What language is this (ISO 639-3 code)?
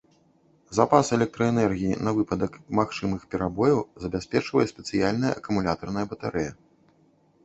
bel